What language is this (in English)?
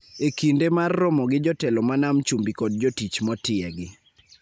Luo (Kenya and Tanzania)